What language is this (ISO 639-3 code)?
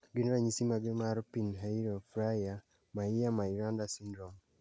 luo